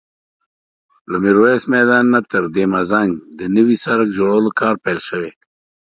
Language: Pashto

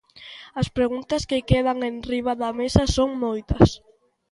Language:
Galician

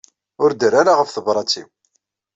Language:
Kabyle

